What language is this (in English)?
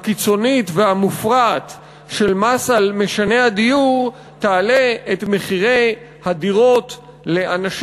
Hebrew